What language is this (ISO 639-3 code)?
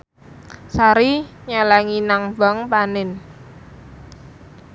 jav